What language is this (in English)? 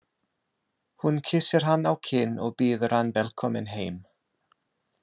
Icelandic